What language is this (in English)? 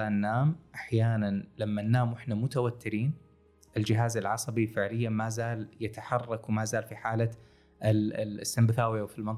Arabic